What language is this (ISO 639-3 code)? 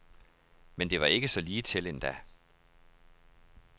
dan